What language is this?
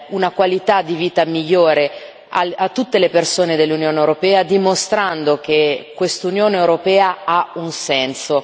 Italian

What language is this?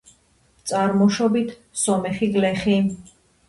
Georgian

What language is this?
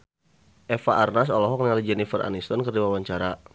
Sundanese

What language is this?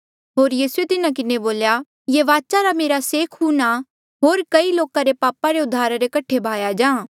Mandeali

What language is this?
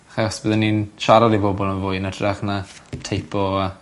Welsh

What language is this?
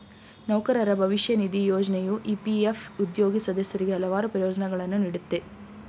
Kannada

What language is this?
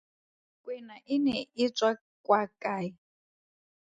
Tswana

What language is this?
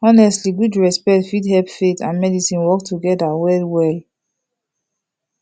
Nigerian Pidgin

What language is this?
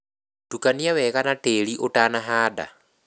Kikuyu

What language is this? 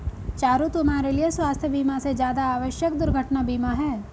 Hindi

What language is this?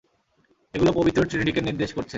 Bangla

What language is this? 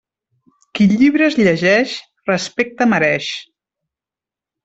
Catalan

